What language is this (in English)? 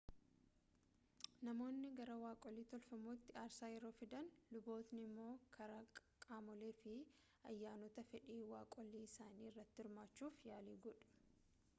Oromo